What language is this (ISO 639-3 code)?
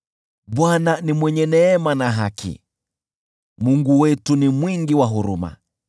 swa